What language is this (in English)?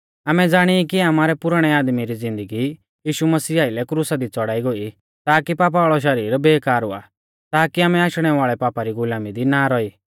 Mahasu Pahari